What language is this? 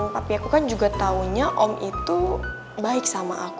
Indonesian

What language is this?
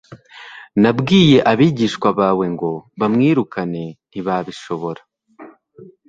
Kinyarwanda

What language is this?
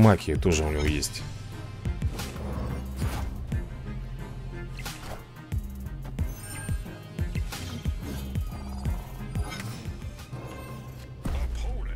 Russian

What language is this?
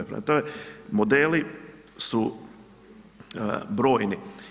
Croatian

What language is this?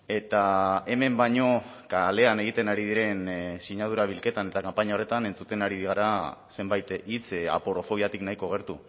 Basque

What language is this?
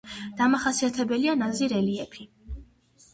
Georgian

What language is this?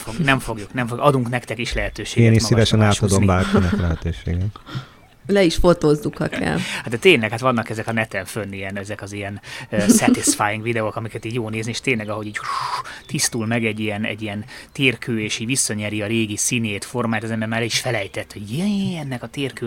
Hungarian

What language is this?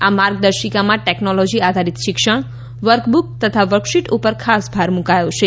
Gujarati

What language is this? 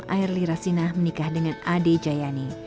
Indonesian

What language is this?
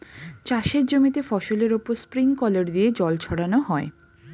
Bangla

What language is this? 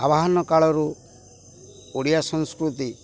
Odia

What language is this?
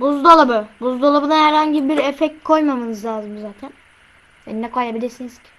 Turkish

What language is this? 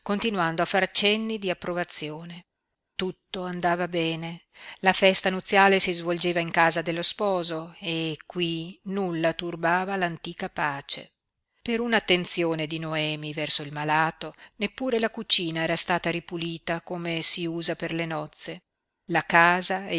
Italian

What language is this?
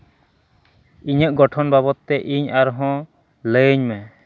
Santali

